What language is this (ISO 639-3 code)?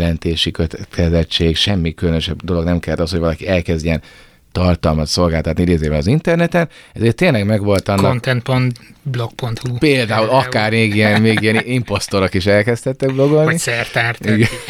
hun